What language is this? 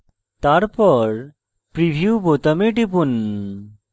Bangla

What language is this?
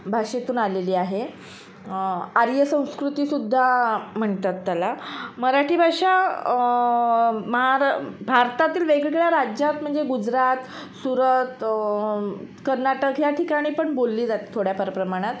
Marathi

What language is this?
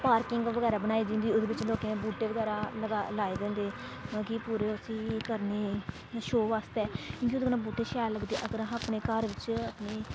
Dogri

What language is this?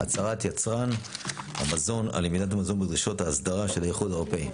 Hebrew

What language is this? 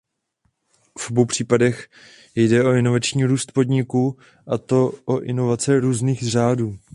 Czech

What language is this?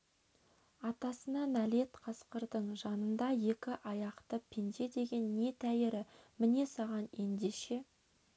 Kazakh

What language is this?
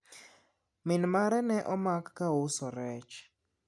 Luo (Kenya and Tanzania)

